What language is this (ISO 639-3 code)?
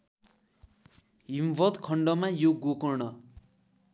nep